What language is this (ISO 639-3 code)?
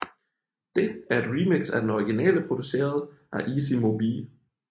dan